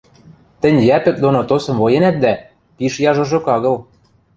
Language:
Western Mari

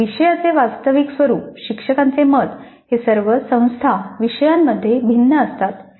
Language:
Marathi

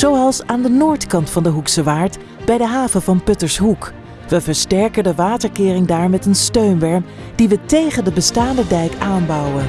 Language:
Dutch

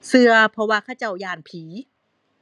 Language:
Thai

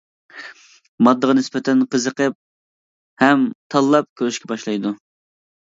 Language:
Uyghur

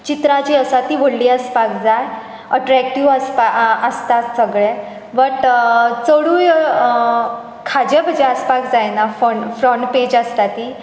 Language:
Konkani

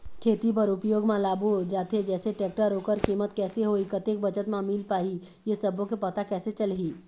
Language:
Chhattisgarhi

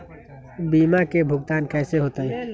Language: Magahi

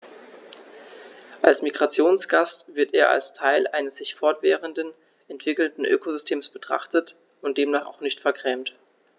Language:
German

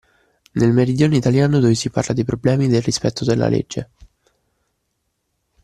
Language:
Italian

